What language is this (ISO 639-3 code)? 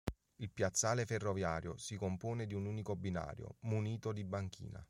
ita